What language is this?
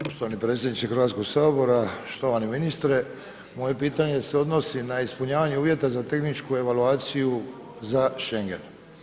Croatian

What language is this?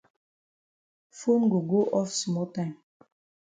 Cameroon Pidgin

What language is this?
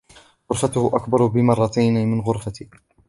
Arabic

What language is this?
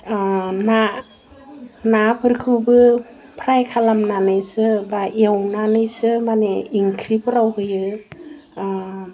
Bodo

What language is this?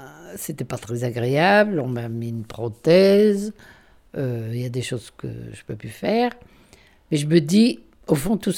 French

